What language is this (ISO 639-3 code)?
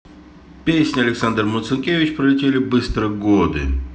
rus